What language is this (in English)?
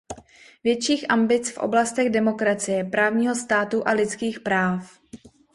Czech